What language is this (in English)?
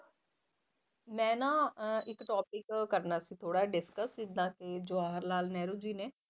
Punjabi